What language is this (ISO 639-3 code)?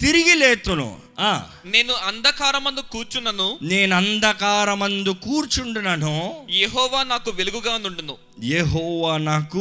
tel